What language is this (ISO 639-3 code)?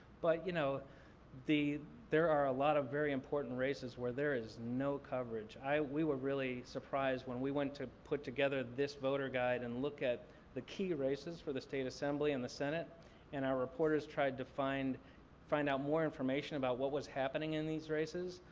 eng